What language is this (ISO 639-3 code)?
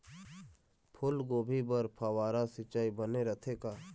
hne